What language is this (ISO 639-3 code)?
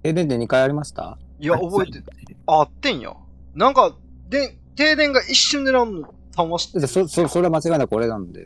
jpn